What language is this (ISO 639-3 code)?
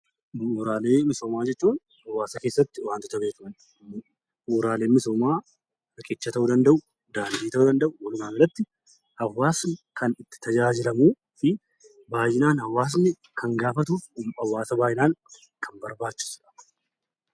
orm